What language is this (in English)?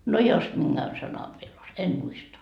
Finnish